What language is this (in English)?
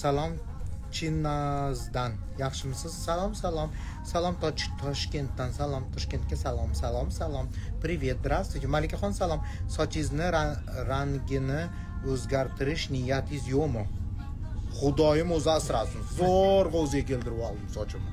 Russian